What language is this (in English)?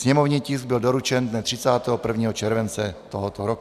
Czech